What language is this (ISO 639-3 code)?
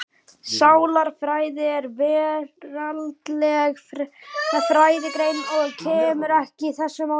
isl